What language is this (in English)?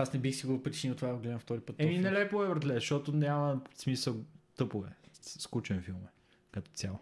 Bulgarian